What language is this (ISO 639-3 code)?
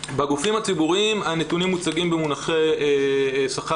heb